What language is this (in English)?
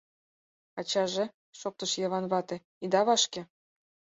Mari